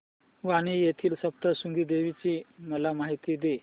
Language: Marathi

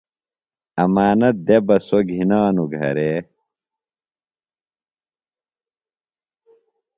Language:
Phalura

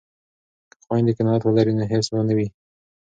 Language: Pashto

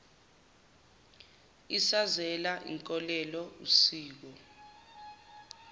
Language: Zulu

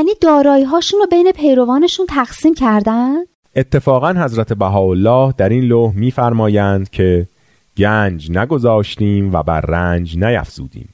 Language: Persian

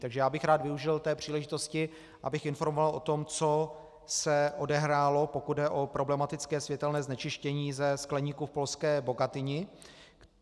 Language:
Czech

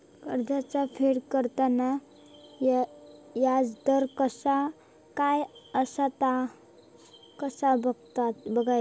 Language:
Marathi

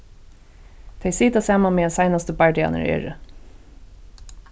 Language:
Faroese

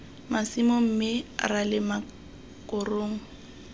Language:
Tswana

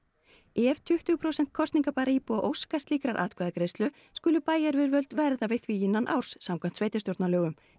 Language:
Icelandic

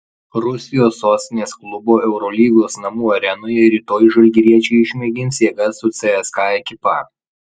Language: Lithuanian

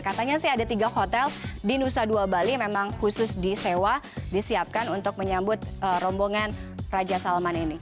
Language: Indonesian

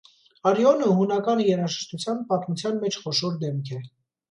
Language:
Armenian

